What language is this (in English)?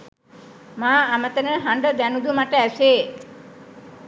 Sinhala